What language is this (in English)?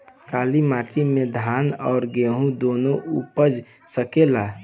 Bhojpuri